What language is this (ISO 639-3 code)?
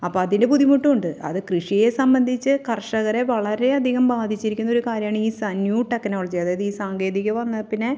mal